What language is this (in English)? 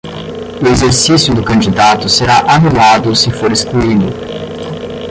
Portuguese